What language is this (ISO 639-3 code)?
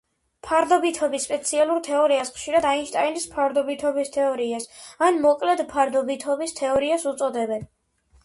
kat